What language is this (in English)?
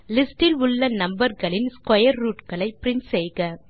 Tamil